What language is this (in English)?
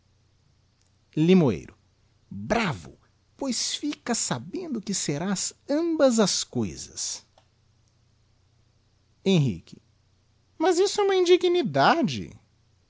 Portuguese